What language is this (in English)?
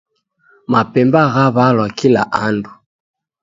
Taita